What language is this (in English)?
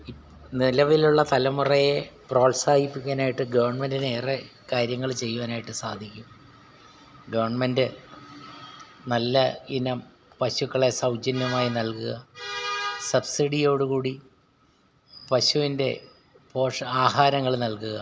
Malayalam